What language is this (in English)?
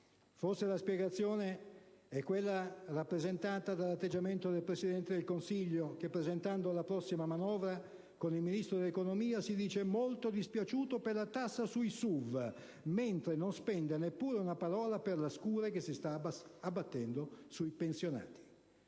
Italian